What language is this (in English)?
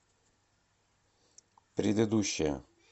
Russian